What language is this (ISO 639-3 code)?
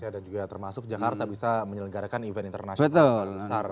ind